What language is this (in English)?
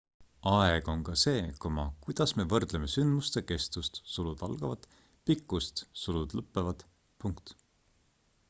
Estonian